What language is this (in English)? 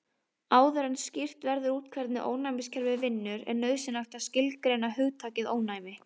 Icelandic